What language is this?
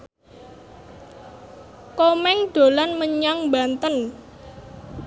Javanese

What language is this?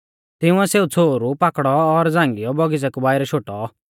Mahasu Pahari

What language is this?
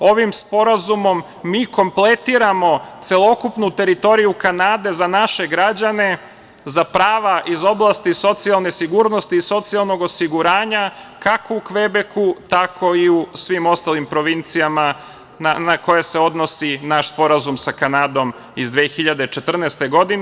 Serbian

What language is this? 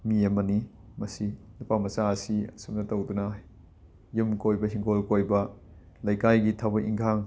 Manipuri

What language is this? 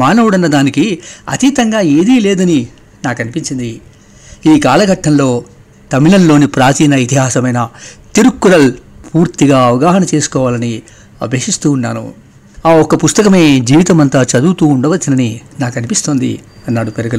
Telugu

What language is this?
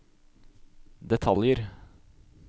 Norwegian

